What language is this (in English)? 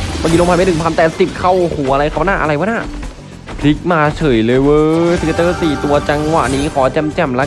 Thai